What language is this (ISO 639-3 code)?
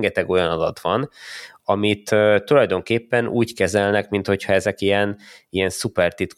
hun